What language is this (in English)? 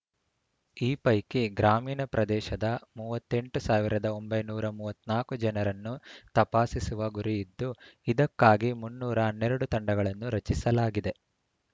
Kannada